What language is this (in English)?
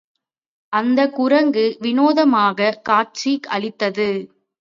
Tamil